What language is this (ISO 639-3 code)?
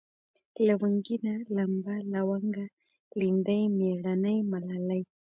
pus